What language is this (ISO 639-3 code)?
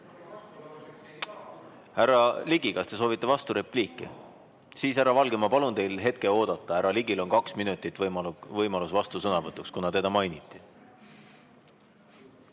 est